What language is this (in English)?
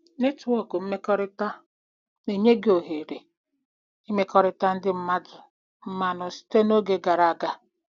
Igbo